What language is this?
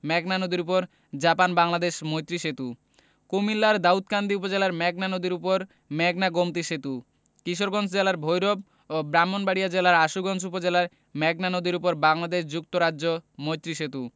Bangla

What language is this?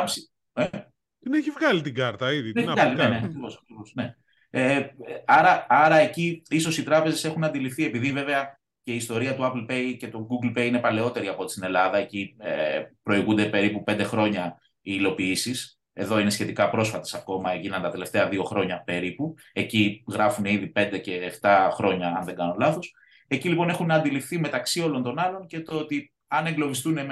Greek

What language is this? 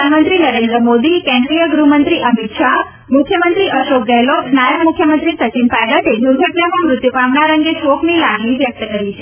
Gujarati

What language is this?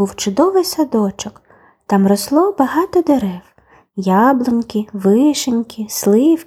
Ukrainian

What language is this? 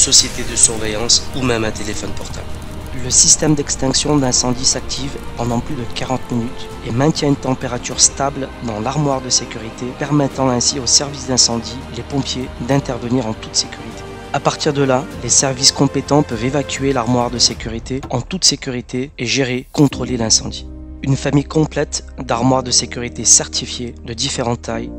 French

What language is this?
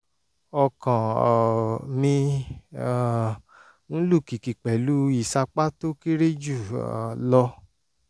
Yoruba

